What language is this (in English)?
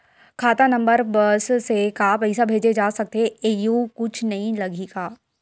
Chhattisgarhi